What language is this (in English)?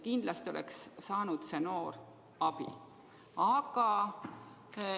Estonian